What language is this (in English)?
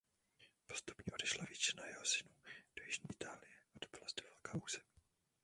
Czech